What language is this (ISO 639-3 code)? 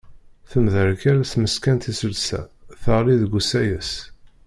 kab